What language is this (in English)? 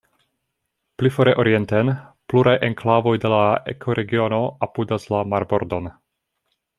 Esperanto